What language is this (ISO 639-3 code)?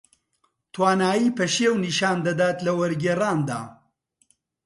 ckb